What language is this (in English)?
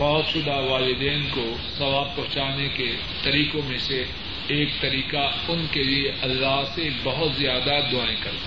Urdu